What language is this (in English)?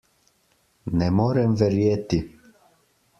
Slovenian